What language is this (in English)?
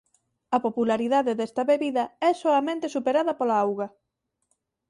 Galician